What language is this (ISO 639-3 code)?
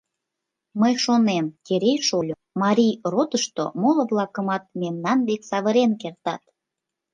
chm